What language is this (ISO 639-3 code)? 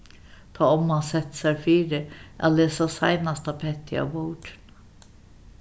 fao